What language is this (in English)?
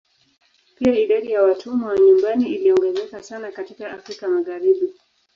Swahili